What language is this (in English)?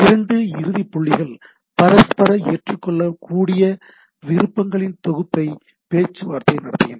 Tamil